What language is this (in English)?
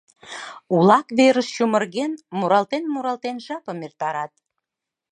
Mari